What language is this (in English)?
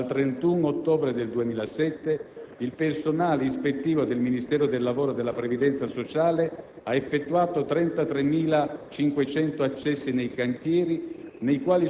Italian